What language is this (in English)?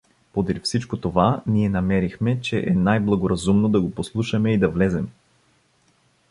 Bulgarian